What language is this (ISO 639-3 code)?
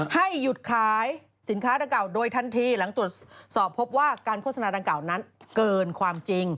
tha